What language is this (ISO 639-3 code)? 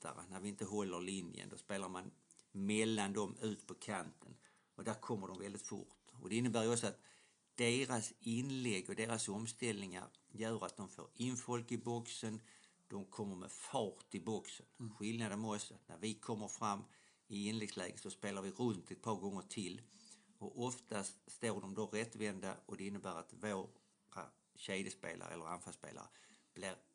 swe